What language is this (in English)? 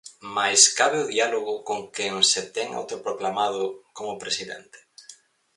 Galician